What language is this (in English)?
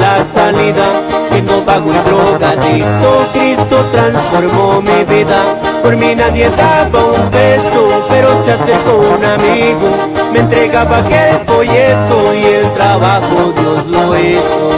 Spanish